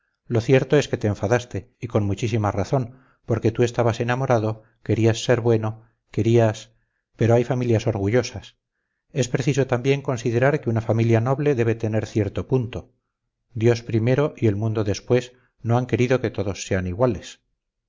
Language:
Spanish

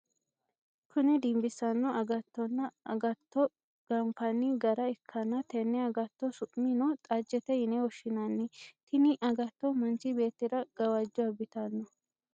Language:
Sidamo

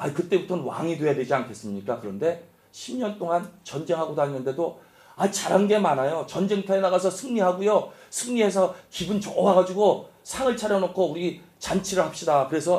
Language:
Korean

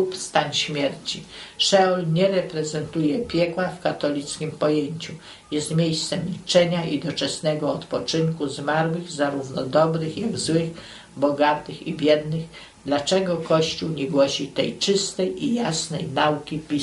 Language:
Polish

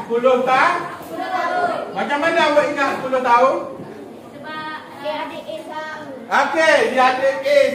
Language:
Malay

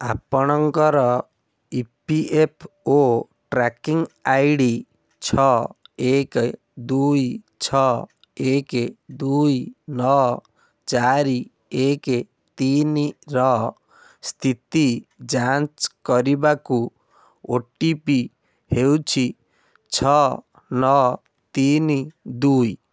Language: Odia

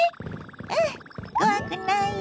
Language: Japanese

